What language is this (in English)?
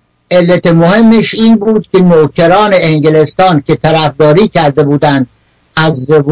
Persian